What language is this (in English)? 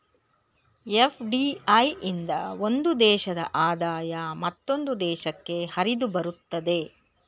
Kannada